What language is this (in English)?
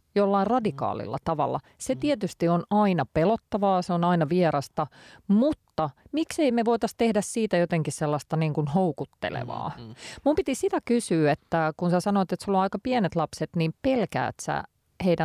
Finnish